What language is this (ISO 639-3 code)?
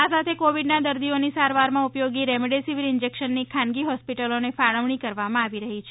guj